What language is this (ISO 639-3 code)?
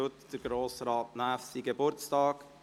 gsw